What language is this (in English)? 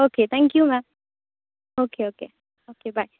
Konkani